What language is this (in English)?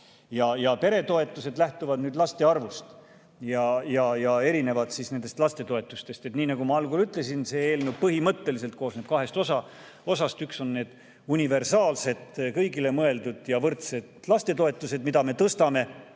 Estonian